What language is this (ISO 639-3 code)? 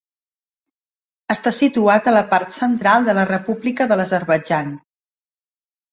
cat